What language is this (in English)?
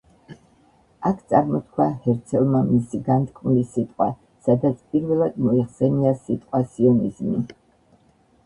Georgian